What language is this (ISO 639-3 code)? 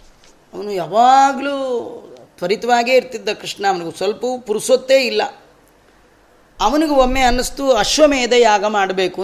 kan